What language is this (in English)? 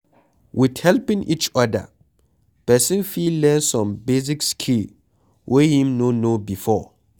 Nigerian Pidgin